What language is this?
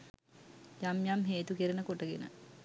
Sinhala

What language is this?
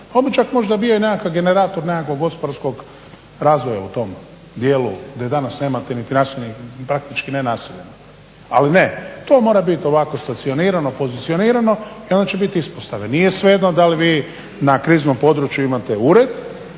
Croatian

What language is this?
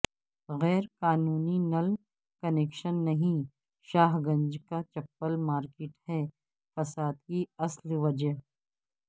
Urdu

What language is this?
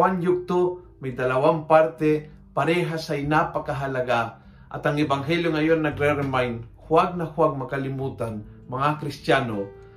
Filipino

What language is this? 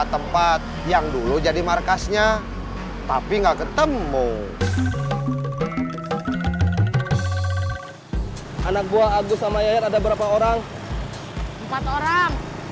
Indonesian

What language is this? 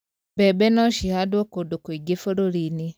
Kikuyu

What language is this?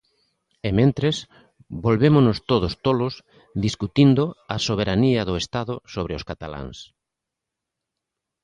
Galician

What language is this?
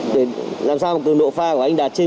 Vietnamese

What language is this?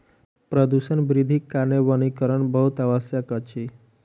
Maithili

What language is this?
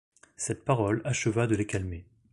French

